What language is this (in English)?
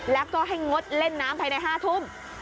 Thai